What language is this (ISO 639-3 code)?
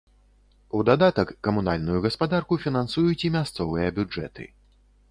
bel